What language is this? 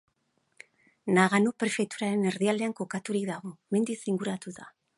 Basque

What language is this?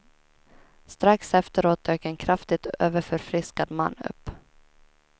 Swedish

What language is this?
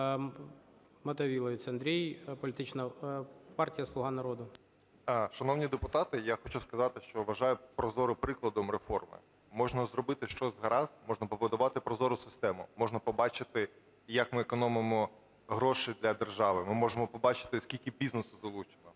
Ukrainian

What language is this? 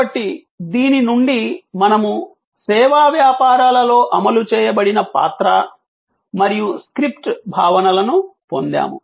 Telugu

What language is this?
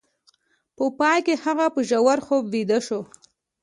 Pashto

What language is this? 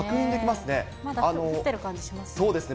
Japanese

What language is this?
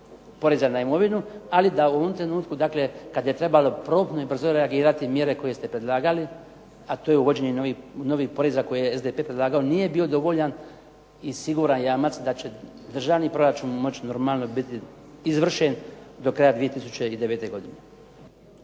Croatian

